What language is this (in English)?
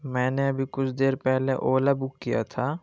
Urdu